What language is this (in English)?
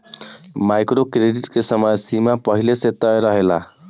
Bhojpuri